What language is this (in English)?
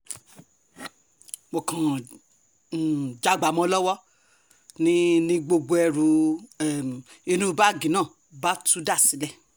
Yoruba